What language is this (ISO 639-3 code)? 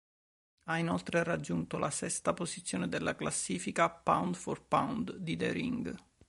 ita